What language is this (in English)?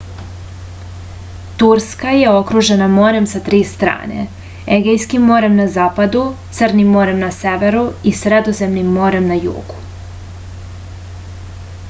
Serbian